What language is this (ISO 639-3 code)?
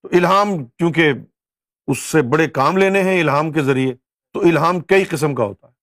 urd